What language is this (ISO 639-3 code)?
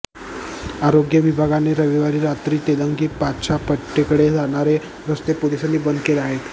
mar